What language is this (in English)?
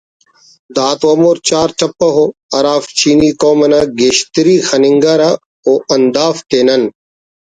Brahui